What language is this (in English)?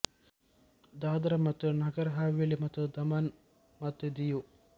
Kannada